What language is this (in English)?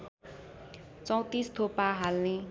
Nepali